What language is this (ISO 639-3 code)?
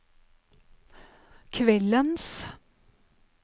nor